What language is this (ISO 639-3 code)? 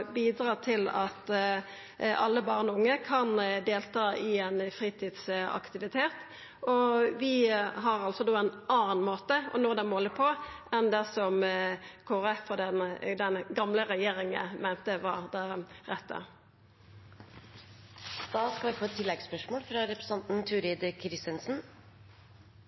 nor